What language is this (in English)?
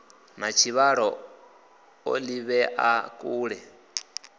Venda